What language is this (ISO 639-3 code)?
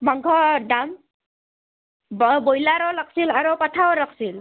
asm